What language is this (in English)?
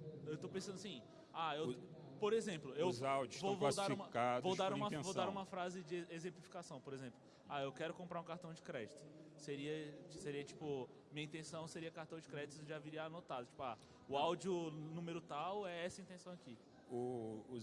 Portuguese